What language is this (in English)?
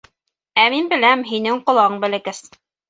Bashkir